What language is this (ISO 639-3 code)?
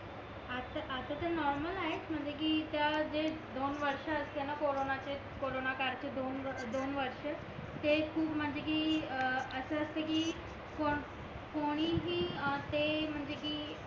mar